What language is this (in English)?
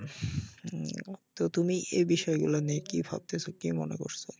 Bangla